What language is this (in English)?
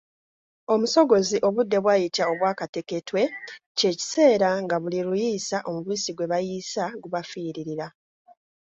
Ganda